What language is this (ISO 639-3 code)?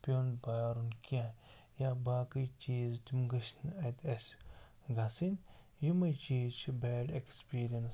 kas